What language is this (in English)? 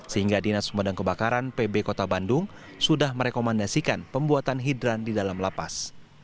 Indonesian